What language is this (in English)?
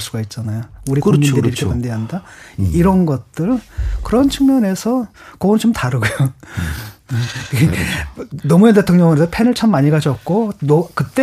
Korean